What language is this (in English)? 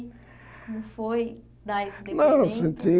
Portuguese